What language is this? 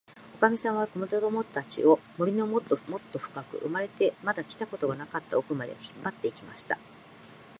Japanese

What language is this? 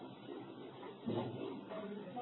Tamil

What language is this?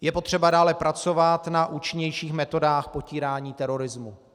Czech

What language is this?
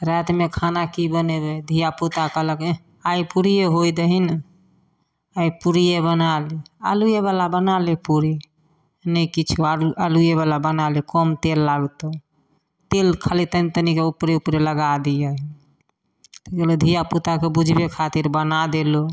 Maithili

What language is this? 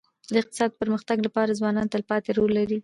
Pashto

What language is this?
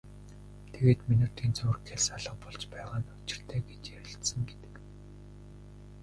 Mongolian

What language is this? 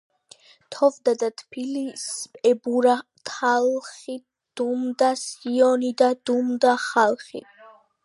Georgian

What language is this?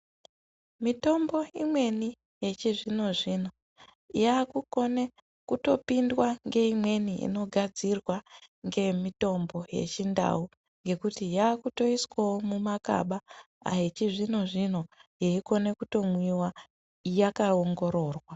Ndau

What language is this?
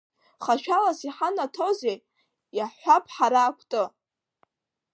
Abkhazian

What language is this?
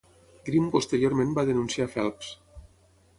Catalan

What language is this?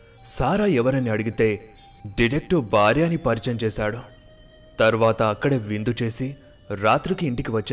Telugu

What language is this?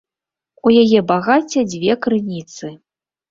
Belarusian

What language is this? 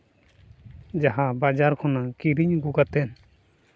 Santali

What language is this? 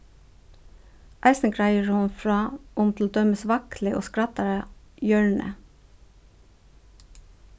Faroese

